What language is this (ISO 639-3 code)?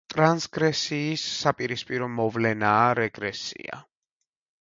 kat